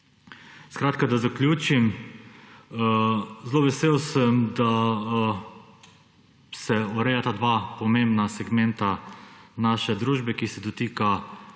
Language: Slovenian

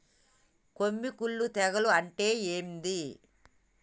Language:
Telugu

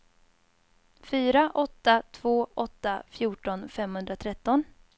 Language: Swedish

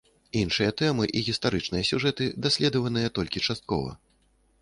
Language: Belarusian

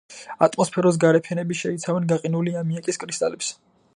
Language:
Georgian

